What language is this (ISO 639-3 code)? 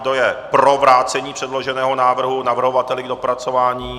ces